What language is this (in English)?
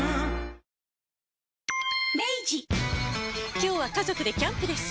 Japanese